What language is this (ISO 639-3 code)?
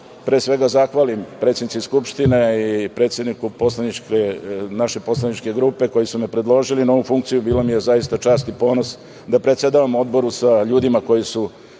srp